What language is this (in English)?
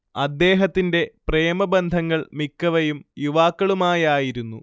Malayalam